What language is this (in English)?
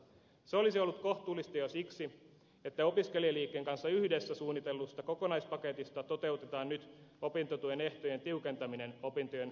Finnish